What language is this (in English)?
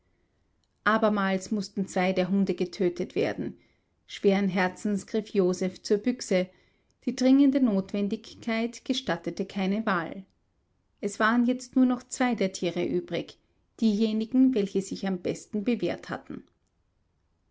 German